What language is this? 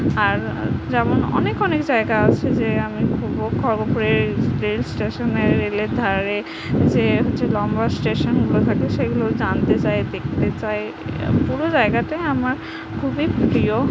Bangla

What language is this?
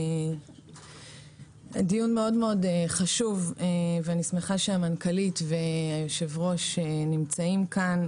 Hebrew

